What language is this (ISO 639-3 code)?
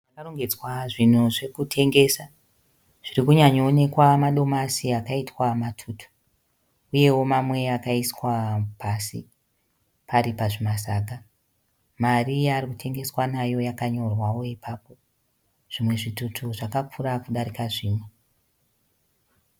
sna